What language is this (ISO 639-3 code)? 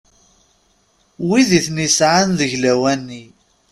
kab